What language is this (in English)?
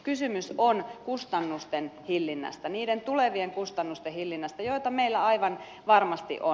Finnish